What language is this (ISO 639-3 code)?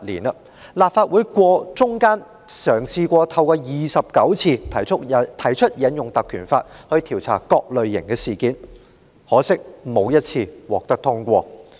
yue